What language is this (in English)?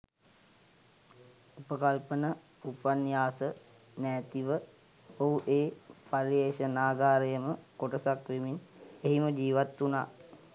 Sinhala